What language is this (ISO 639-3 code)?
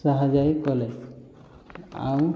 ori